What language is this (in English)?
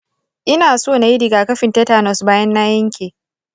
Hausa